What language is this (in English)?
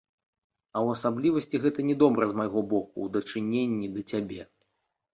Belarusian